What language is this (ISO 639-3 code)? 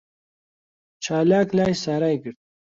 ckb